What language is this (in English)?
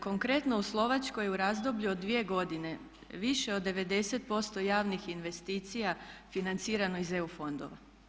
Croatian